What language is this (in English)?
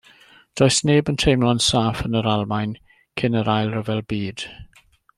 Welsh